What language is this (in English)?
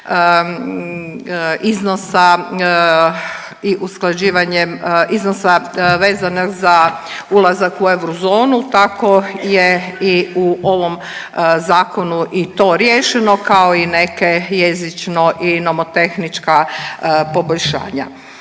Croatian